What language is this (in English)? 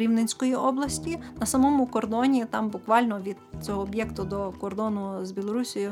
Ukrainian